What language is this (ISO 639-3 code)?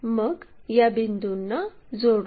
mar